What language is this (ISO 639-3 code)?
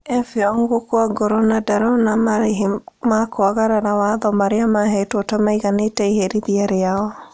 kik